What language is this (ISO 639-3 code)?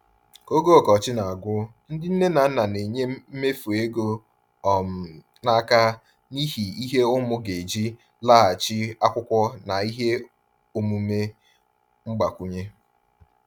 ibo